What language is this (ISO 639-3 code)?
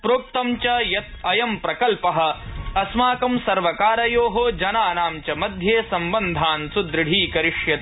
san